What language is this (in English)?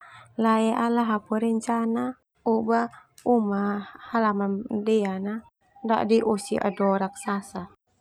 Termanu